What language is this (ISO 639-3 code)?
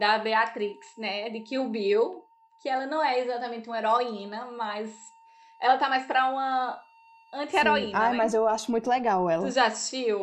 por